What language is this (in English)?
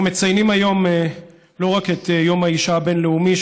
Hebrew